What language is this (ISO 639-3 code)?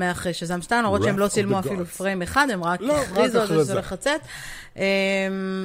heb